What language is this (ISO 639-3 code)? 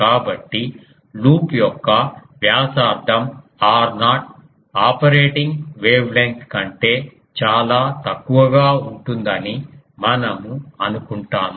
tel